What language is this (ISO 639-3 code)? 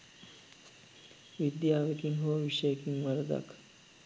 sin